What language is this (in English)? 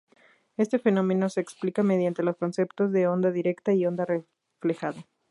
Spanish